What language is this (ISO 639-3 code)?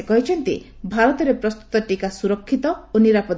ori